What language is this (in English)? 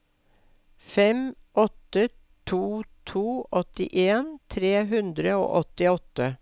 Norwegian